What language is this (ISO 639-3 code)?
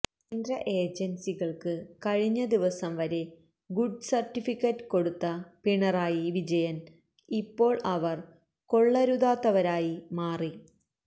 mal